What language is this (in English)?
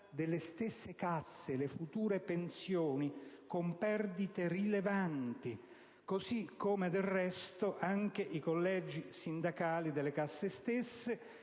Italian